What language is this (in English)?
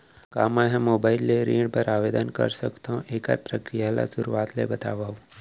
Chhattisgarhi